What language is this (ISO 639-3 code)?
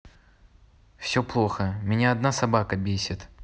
rus